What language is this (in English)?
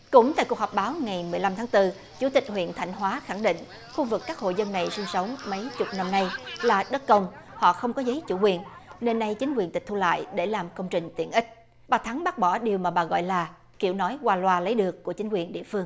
Vietnamese